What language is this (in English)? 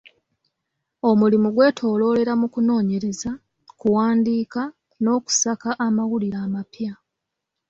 Ganda